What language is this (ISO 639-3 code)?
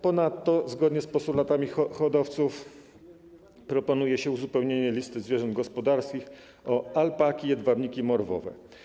pol